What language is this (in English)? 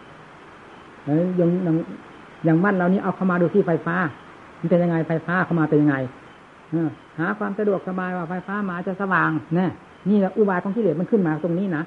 Thai